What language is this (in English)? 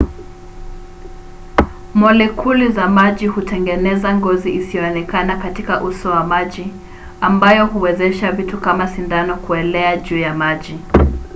Swahili